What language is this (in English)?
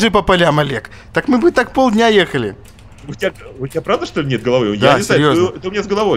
Russian